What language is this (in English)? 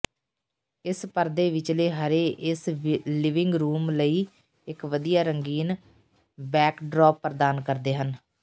Punjabi